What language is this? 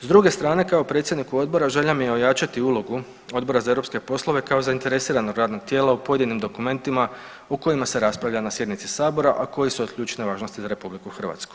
Croatian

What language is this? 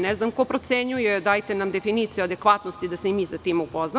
Serbian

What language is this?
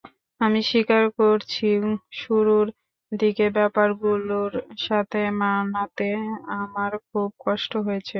Bangla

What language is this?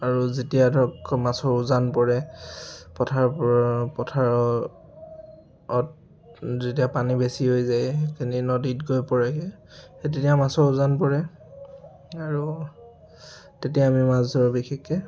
Assamese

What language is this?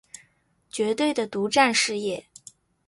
Chinese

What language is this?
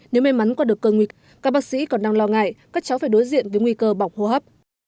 Vietnamese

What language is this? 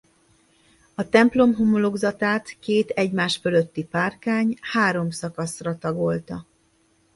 Hungarian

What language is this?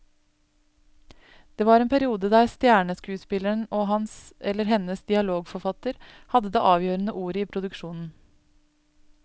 Norwegian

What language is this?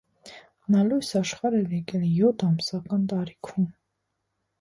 Armenian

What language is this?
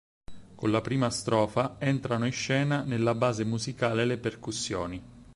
Italian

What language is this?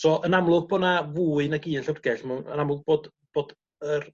Welsh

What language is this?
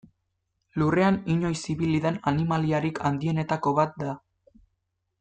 Basque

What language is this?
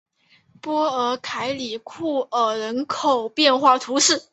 Chinese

